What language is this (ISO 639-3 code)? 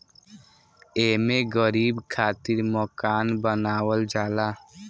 bho